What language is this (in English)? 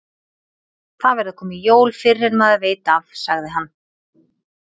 Icelandic